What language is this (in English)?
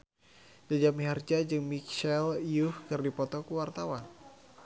Sundanese